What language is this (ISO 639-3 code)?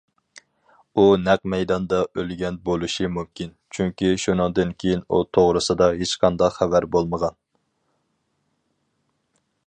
uig